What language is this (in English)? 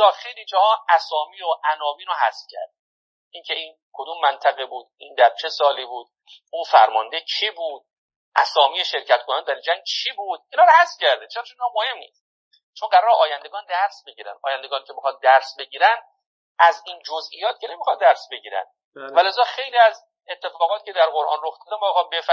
Persian